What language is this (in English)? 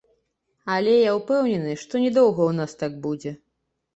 Belarusian